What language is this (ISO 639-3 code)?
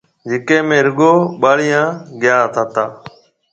mve